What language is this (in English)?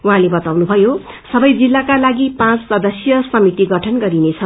Nepali